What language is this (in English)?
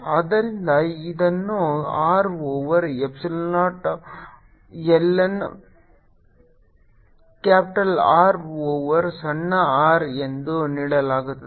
Kannada